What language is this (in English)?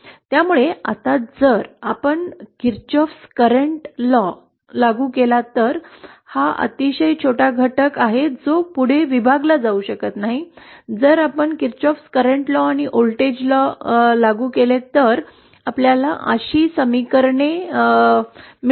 Marathi